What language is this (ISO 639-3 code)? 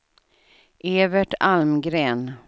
swe